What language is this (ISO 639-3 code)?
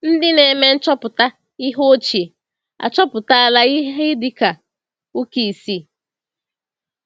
ibo